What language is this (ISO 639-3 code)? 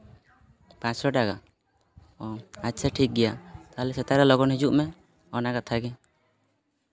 sat